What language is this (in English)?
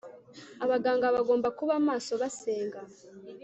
Kinyarwanda